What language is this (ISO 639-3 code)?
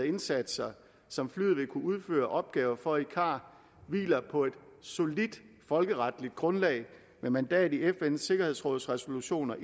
dan